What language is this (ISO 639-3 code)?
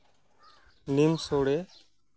sat